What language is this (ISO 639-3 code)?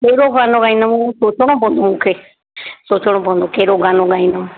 snd